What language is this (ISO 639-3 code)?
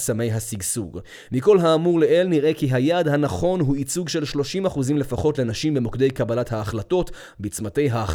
heb